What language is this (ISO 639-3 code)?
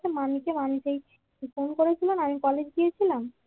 ben